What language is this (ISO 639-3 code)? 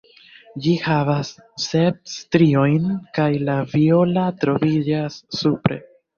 epo